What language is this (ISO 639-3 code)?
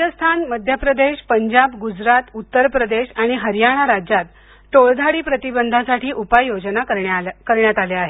mar